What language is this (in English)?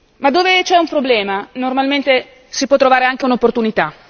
Italian